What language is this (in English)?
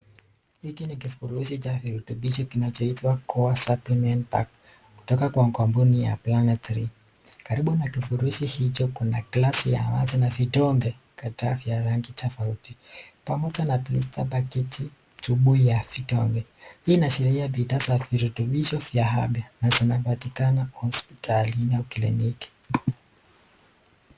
Swahili